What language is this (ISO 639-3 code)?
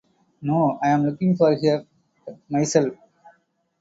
eng